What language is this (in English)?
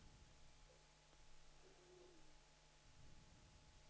Danish